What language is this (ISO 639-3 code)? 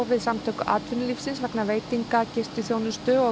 isl